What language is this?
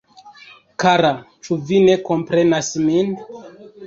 Esperanto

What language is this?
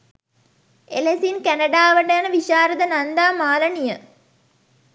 Sinhala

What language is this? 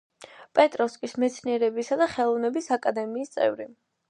Georgian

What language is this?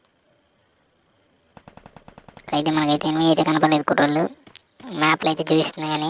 Turkish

